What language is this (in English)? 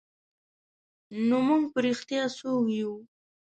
Pashto